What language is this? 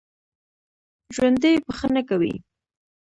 Pashto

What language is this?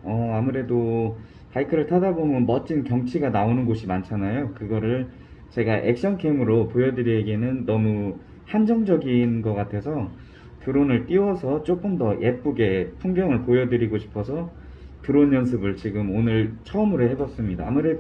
Korean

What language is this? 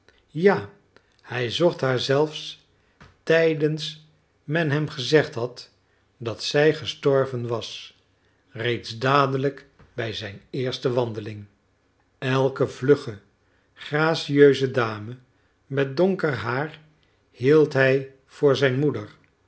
Dutch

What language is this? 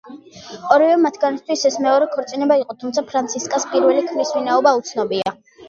Georgian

